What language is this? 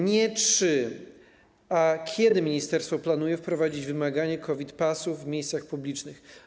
Polish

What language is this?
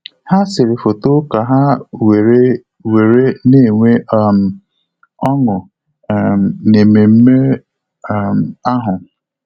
Igbo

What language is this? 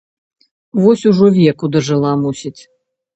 Belarusian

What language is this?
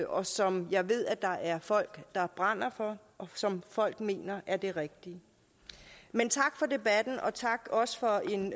Danish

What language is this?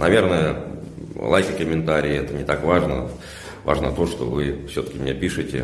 Russian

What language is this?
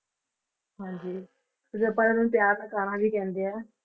Punjabi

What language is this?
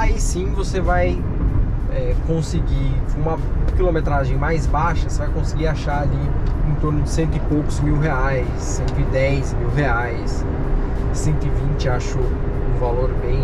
Portuguese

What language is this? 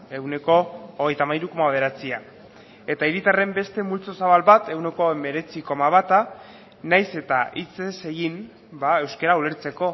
Basque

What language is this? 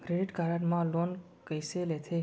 Chhattisgarhi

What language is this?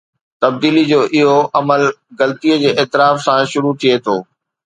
Sindhi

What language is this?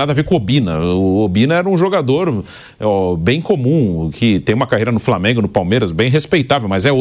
Portuguese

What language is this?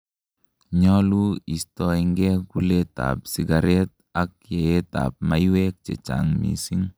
Kalenjin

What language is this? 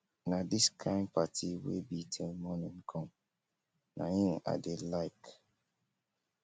Nigerian Pidgin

